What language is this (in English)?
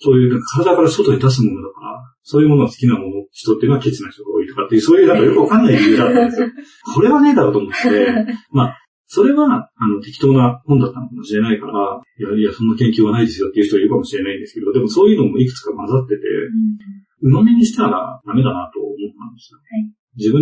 Japanese